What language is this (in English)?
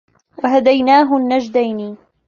Arabic